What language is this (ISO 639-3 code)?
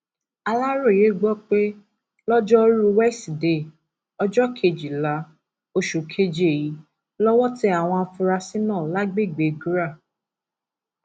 yor